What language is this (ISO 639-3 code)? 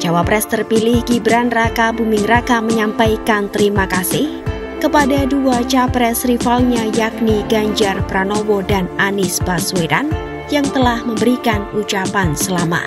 ind